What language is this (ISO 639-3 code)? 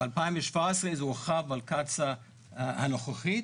heb